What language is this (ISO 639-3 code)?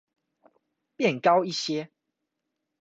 zho